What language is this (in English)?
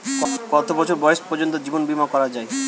Bangla